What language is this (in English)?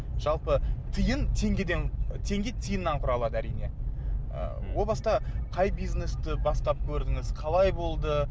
Kazakh